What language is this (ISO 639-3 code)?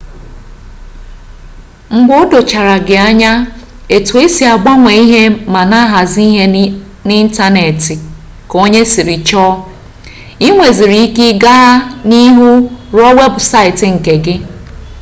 ibo